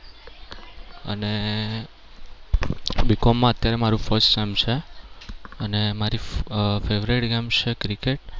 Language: Gujarati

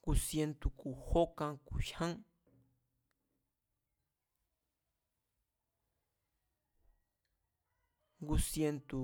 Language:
Mazatlán Mazatec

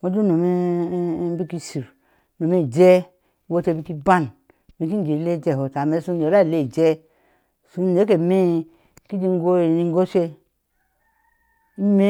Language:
Ashe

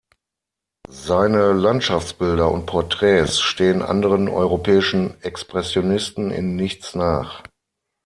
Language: German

